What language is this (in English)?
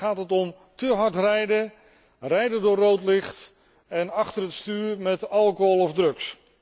Dutch